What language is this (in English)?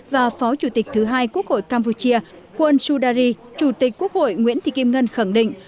Vietnamese